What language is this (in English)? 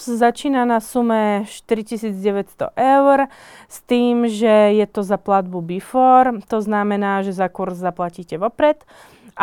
Slovak